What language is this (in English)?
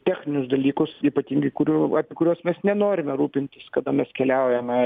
Lithuanian